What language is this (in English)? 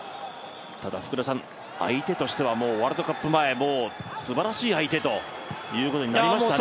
Japanese